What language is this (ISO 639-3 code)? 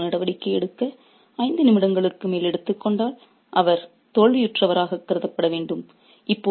tam